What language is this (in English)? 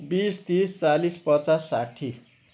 Nepali